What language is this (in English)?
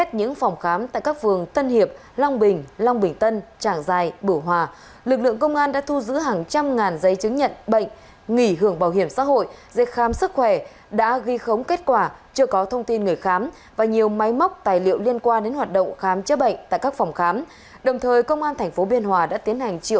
Vietnamese